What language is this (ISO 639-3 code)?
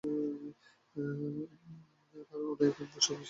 ben